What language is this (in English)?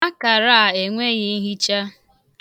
Igbo